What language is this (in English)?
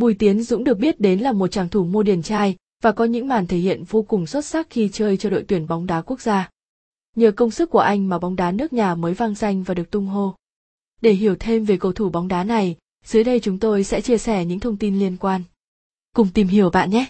Vietnamese